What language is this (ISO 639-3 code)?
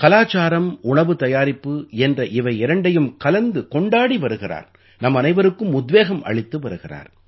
tam